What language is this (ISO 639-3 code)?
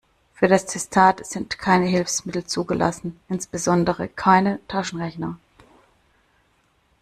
deu